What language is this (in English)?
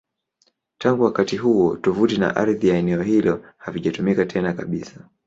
Swahili